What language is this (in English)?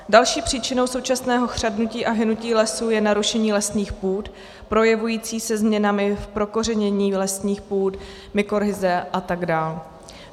Czech